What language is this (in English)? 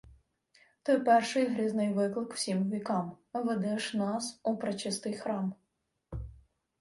Ukrainian